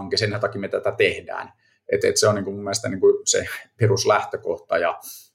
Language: Finnish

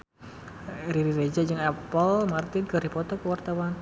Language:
Sundanese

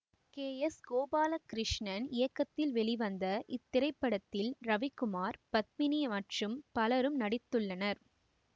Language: Tamil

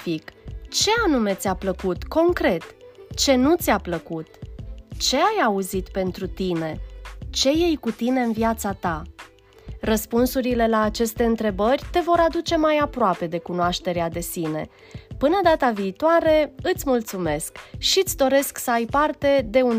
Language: Romanian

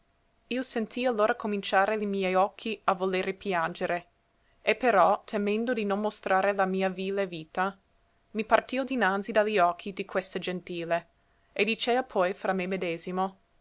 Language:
Italian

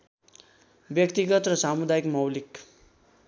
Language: Nepali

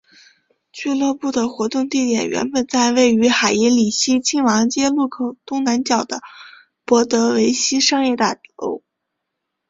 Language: Chinese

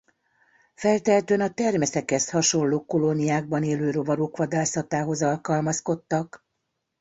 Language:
Hungarian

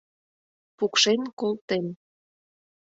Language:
Mari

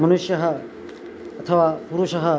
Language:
Sanskrit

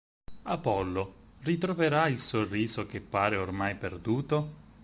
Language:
Italian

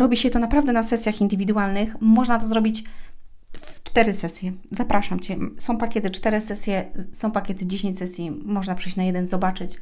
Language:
Polish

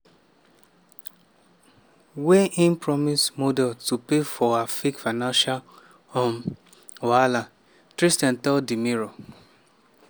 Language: Nigerian Pidgin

